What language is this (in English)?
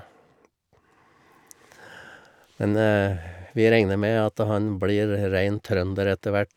Norwegian